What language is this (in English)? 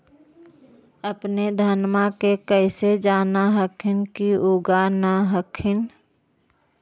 Magahi